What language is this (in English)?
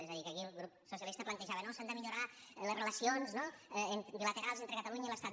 Catalan